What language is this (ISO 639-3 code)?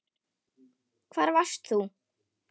isl